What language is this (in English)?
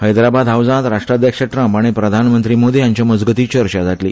Konkani